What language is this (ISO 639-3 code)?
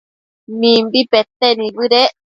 mcf